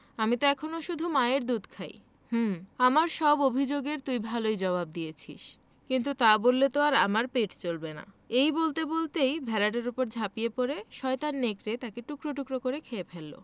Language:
Bangla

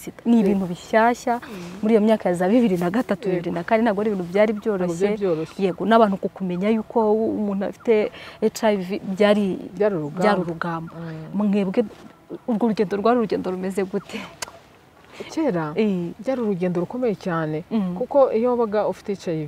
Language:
Romanian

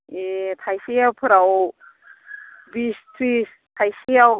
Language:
Bodo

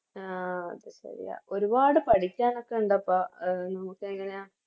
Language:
Malayalam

